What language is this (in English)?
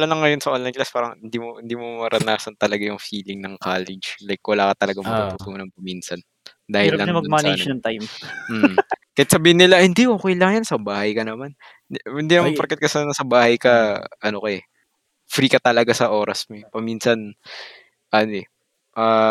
Filipino